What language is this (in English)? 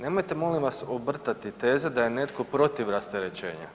Croatian